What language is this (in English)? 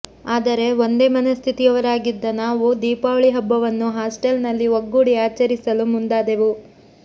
Kannada